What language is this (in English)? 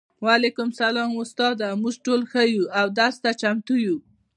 Pashto